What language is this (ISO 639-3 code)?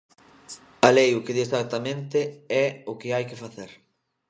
glg